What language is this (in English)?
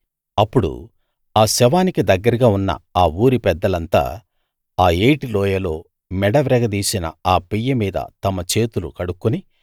Telugu